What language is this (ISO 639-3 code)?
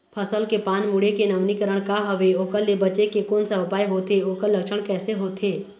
hne